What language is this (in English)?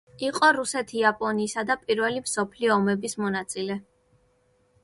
Georgian